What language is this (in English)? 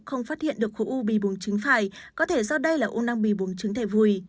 Vietnamese